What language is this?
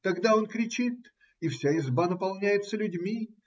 Russian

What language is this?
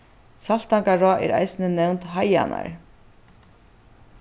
Faroese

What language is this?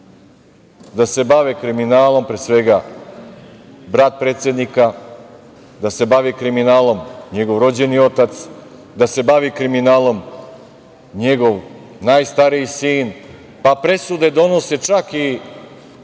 Serbian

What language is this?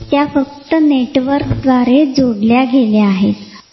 Marathi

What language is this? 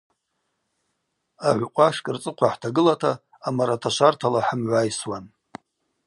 Abaza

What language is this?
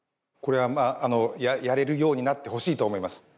Japanese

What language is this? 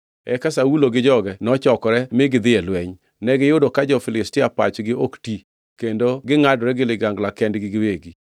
Luo (Kenya and Tanzania)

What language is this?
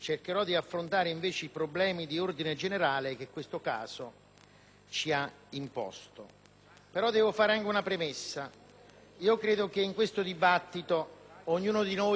Italian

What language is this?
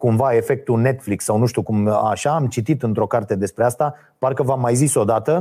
Romanian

